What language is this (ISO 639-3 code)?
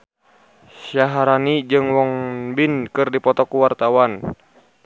sun